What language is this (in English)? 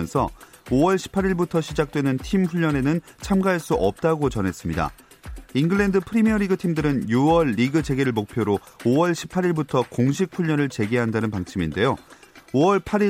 Korean